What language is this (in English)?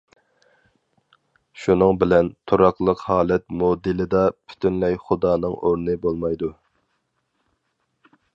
Uyghur